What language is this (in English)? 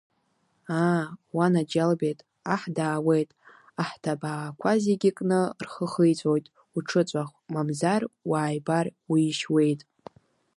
Abkhazian